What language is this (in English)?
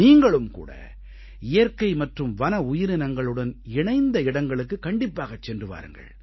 Tamil